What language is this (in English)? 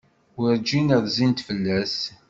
Kabyle